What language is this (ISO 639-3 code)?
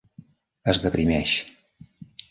cat